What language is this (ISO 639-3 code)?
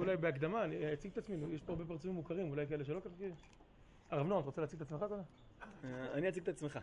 heb